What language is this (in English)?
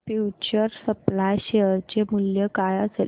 Marathi